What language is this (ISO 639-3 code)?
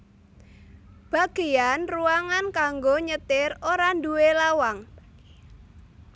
jav